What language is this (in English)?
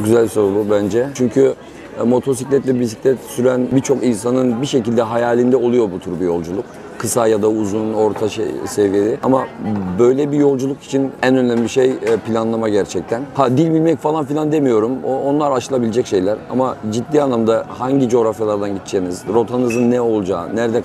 Turkish